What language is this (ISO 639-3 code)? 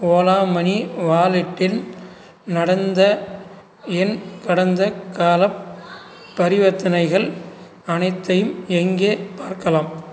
tam